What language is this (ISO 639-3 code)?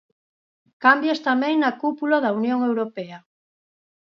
glg